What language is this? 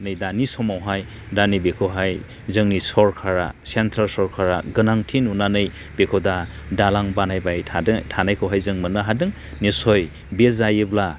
Bodo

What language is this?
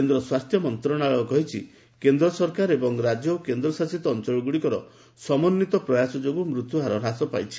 Odia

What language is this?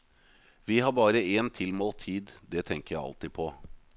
Norwegian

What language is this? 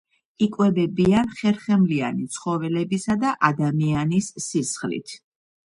Georgian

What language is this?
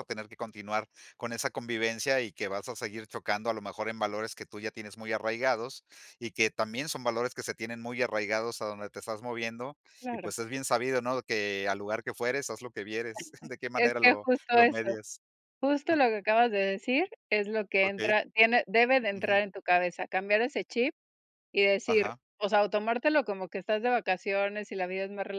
Spanish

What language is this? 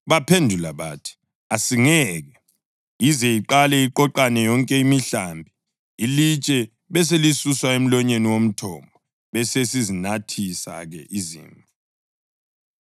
North Ndebele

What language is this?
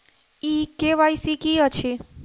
Maithili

